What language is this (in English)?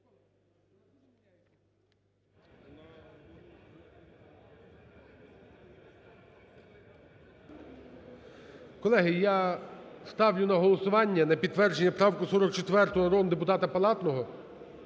Ukrainian